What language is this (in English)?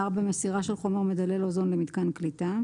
Hebrew